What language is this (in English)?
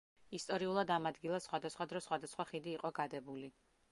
Georgian